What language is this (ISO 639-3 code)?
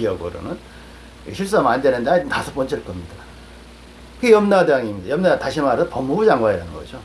kor